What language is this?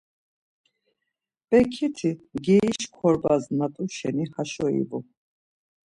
Laz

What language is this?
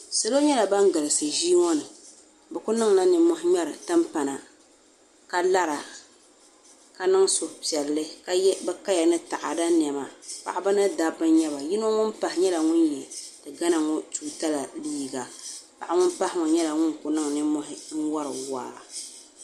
Dagbani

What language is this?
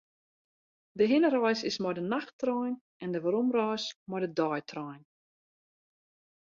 Western Frisian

